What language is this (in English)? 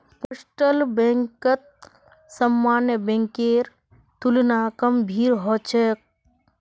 Magahi